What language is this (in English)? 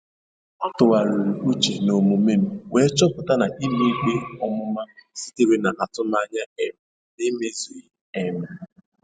Igbo